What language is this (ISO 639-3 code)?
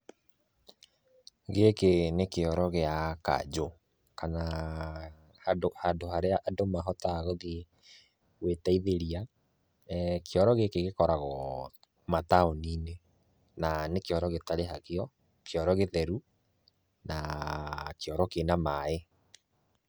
kik